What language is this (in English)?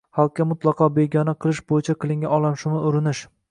Uzbek